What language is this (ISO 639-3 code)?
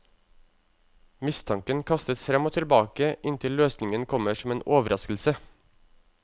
nor